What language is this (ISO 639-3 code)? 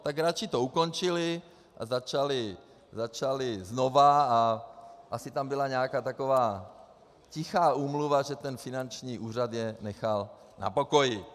ces